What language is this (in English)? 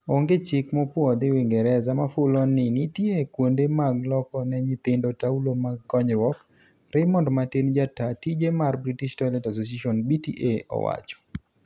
Luo (Kenya and Tanzania)